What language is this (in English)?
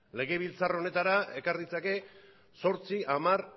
Basque